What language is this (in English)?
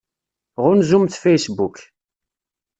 Kabyle